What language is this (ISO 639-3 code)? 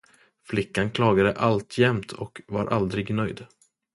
swe